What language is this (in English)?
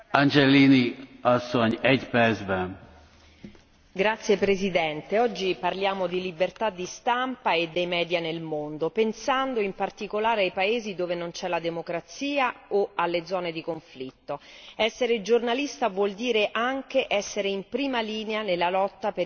Italian